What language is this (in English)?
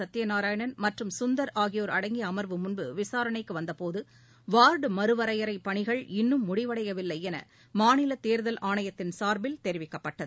Tamil